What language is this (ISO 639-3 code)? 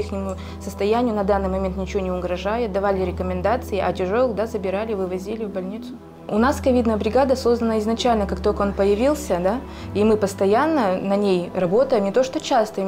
rus